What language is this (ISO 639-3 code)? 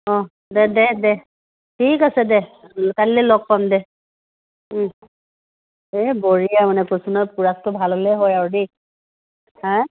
asm